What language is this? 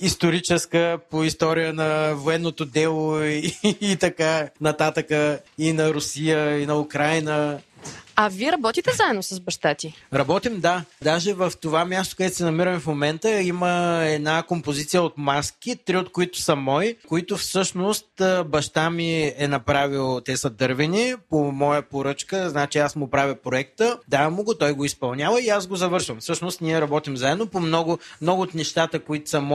Bulgarian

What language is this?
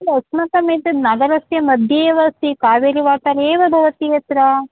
Sanskrit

